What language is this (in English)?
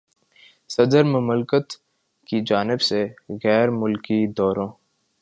Urdu